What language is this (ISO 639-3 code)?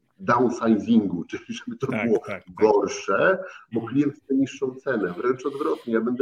pol